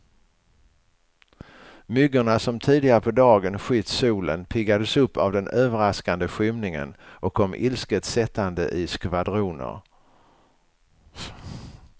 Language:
Swedish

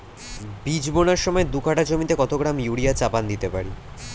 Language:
Bangla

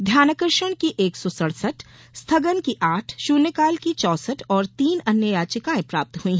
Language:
Hindi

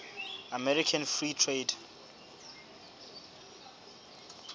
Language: Southern Sotho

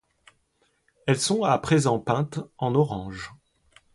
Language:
French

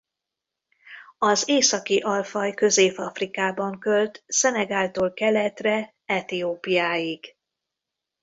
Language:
Hungarian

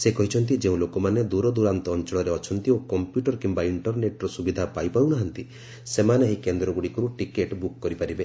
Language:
Odia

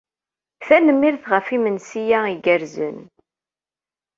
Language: Kabyle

